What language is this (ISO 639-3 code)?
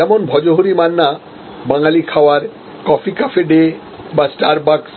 ben